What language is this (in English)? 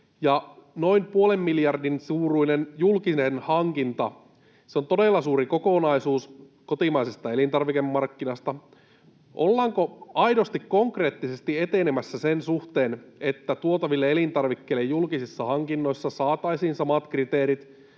Finnish